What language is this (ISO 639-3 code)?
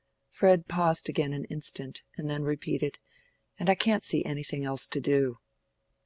eng